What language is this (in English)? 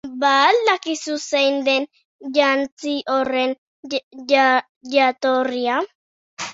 Basque